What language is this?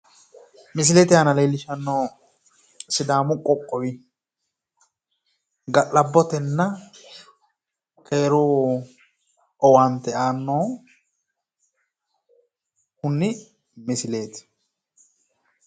Sidamo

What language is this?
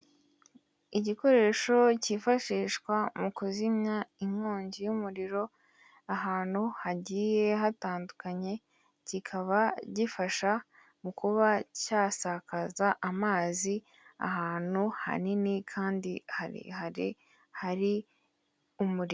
Kinyarwanda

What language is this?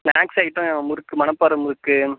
Tamil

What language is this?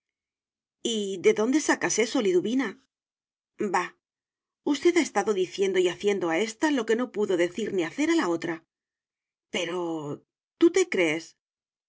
Spanish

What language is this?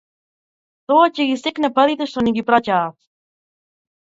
Macedonian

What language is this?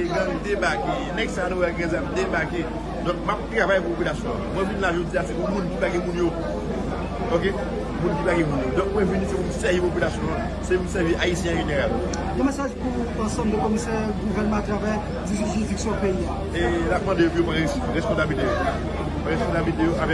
French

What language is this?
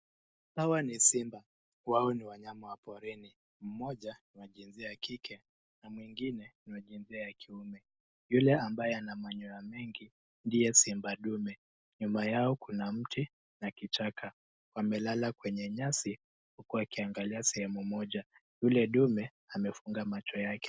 Swahili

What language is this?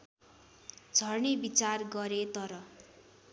Nepali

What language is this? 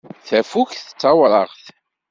Kabyle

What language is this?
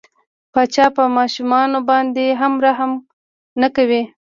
Pashto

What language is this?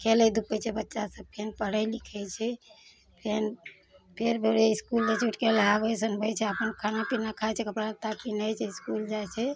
Maithili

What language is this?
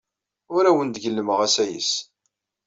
Kabyle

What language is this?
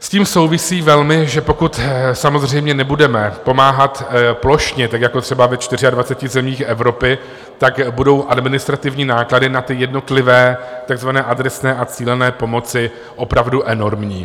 Czech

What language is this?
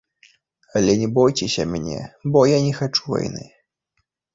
Belarusian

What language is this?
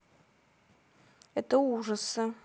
Russian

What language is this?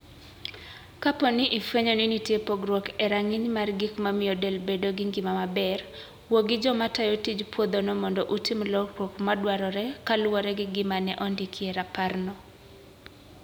Luo (Kenya and Tanzania)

